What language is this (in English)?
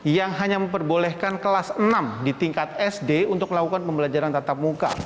Indonesian